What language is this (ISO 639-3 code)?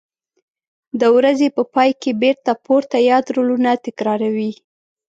pus